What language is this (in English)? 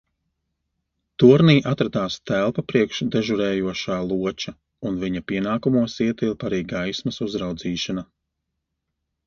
Latvian